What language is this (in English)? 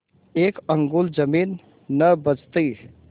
Hindi